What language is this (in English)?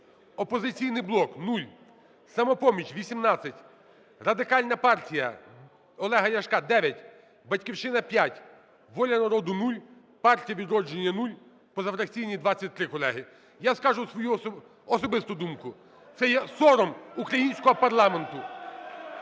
Ukrainian